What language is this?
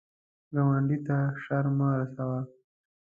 Pashto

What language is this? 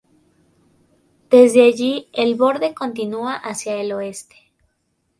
Spanish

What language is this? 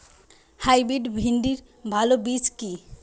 Bangla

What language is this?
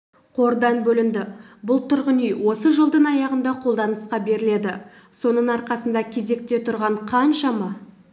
Kazakh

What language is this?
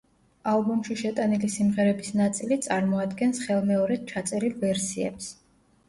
Georgian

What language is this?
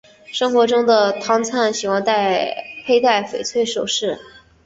Chinese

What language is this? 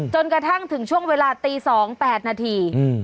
Thai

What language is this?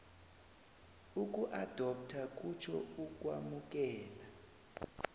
South Ndebele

